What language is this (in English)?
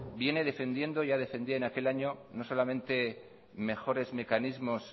Spanish